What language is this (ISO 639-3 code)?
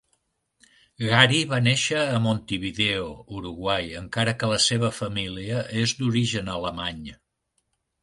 cat